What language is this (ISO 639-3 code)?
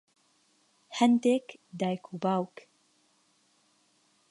ckb